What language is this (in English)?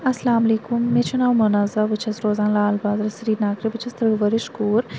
Kashmiri